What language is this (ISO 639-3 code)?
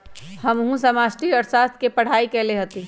mag